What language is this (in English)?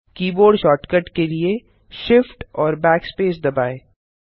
Hindi